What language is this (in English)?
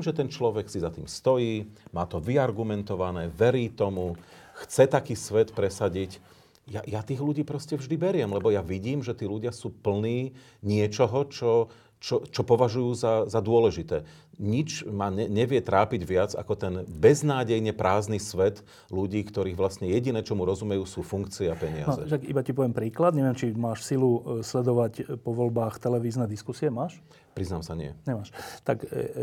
Slovak